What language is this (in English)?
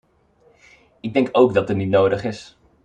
Dutch